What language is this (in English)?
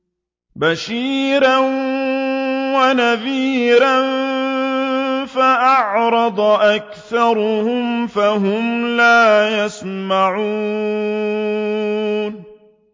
Arabic